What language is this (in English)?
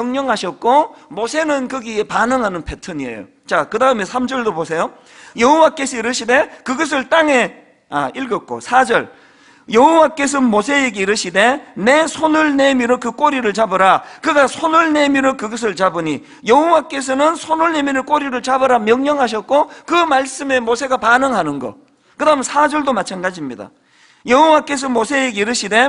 Korean